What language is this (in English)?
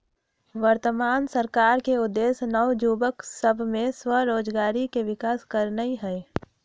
Magahi